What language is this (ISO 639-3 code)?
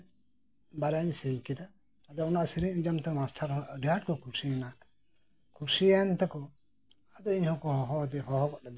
sat